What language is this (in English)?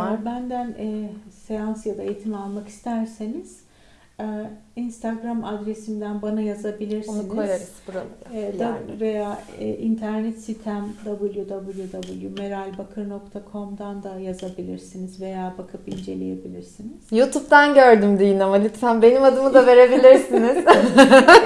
Turkish